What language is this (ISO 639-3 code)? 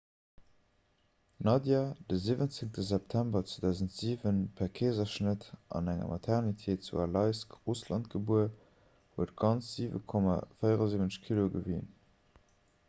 ltz